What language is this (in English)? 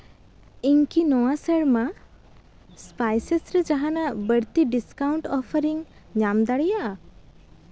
Santali